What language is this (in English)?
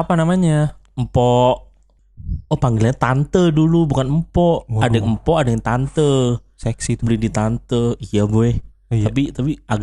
Indonesian